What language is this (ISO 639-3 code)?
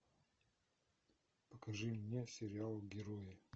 rus